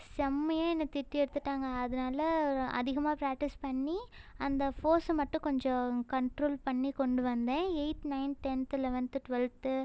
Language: Tamil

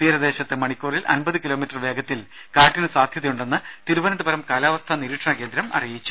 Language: Malayalam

